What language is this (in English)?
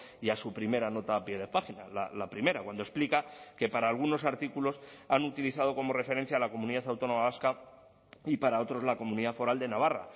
Spanish